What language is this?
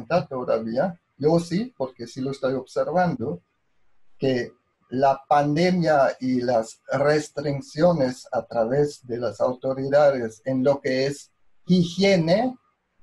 Spanish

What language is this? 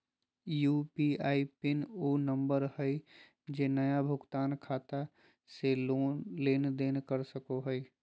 Magahi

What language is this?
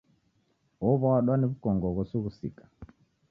Taita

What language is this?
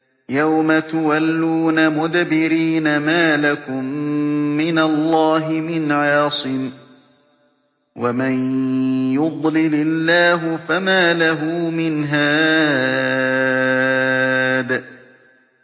Arabic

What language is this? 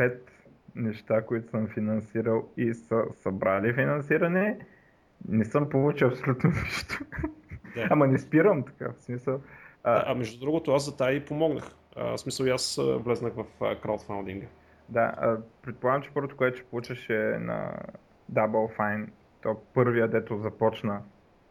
Bulgarian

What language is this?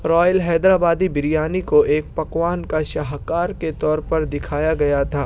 Urdu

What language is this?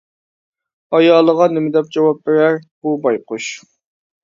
Uyghur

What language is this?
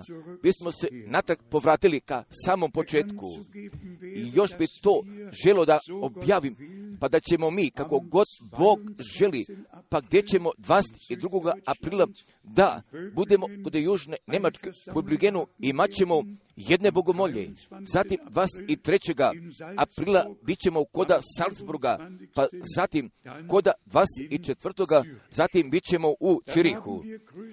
Croatian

